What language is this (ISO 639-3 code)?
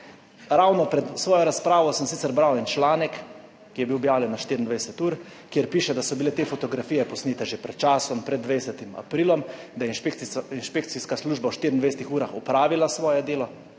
slv